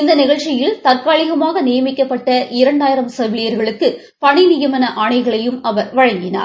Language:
Tamil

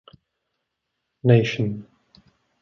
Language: Czech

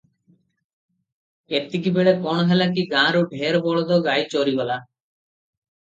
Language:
Odia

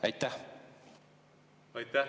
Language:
Estonian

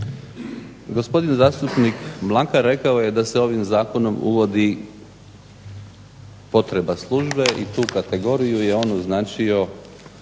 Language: Croatian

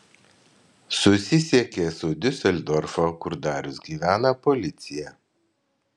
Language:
Lithuanian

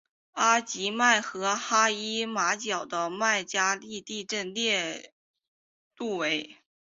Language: Chinese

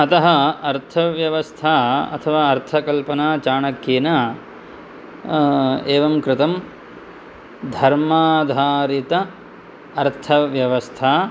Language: Sanskrit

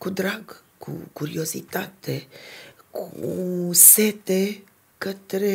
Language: Romanian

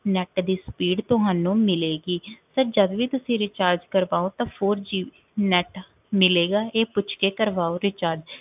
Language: Punjabi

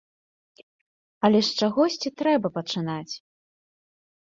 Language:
Belarusian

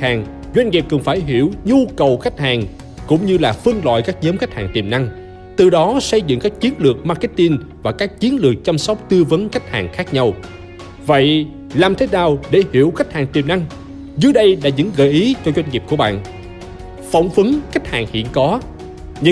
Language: Vietnamese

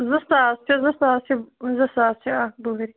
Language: Kashmiri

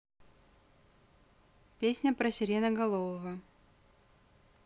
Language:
Russian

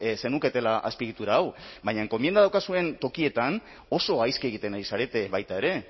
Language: Basque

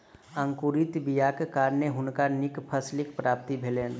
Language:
Maithili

